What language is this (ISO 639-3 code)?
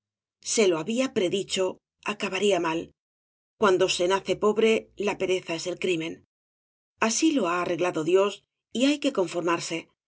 spa